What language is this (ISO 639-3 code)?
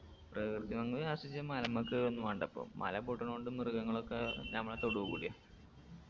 mal